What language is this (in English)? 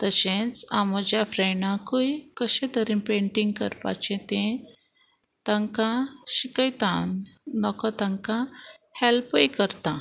Konkani